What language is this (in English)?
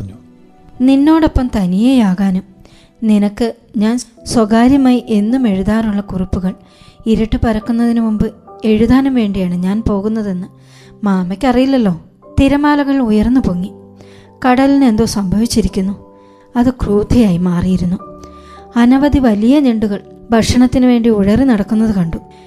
Malayalam